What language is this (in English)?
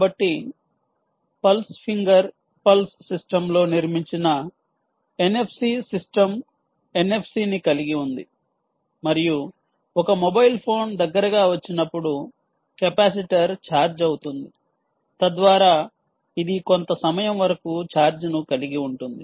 Telugu